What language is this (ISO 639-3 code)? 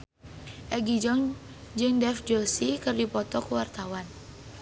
sun